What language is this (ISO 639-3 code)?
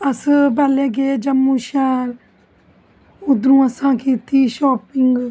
doi